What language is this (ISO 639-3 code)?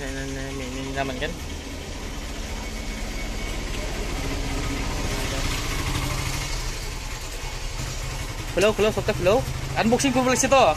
ind